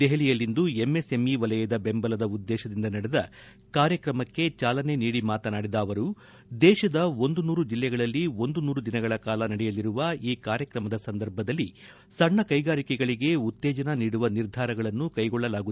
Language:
Kannada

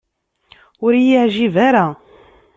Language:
Kabyle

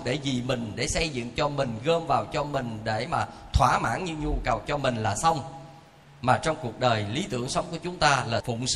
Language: Vietnamese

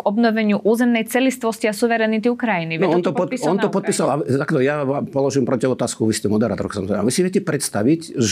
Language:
Slovak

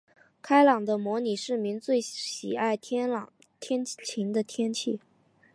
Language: Chinese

